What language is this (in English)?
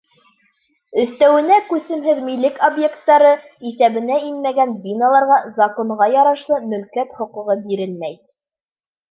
Bashkir